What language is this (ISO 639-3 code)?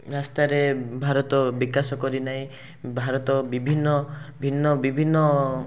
ori